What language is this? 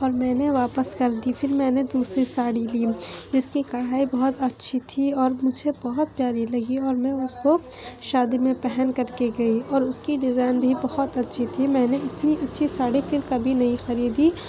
Urdu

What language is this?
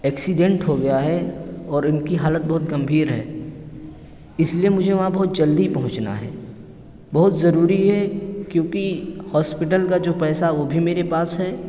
Urdu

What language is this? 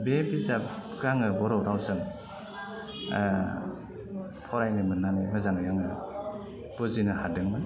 Bodo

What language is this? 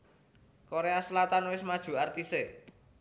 Javanese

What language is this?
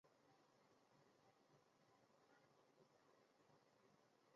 Chinese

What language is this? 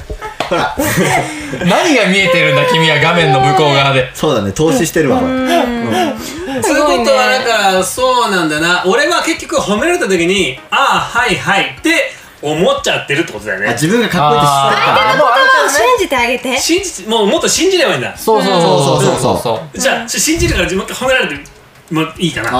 Japanese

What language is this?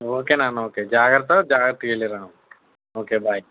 Telugu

